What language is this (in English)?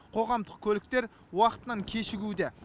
Kazakh